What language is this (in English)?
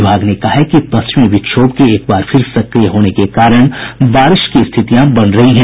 Hindi